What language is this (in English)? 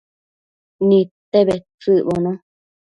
Matsés